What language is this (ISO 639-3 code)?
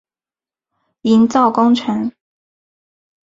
zho